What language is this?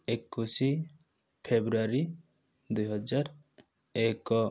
Odia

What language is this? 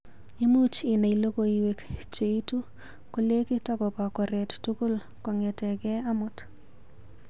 Kalenjin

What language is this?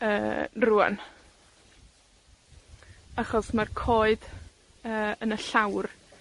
Welsh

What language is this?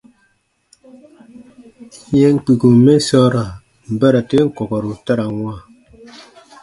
Baatonum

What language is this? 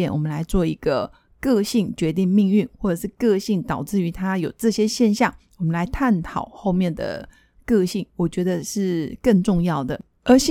Chinese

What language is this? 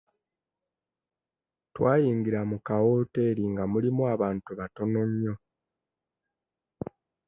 Ganda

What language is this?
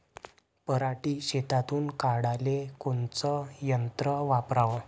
Marathi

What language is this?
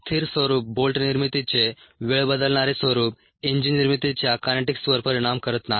Marathi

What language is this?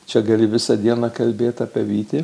Lithuanian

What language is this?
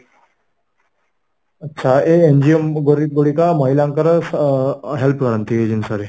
Odia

